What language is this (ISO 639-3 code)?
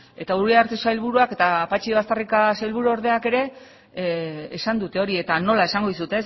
eus